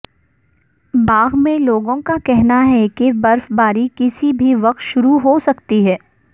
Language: Urdu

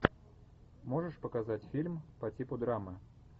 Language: Russian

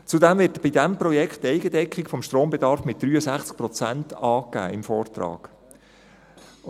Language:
Swiss German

